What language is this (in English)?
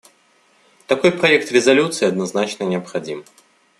Russian